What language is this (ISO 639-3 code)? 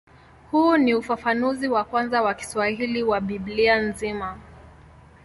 swa